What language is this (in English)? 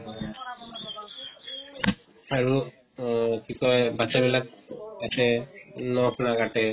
Assamese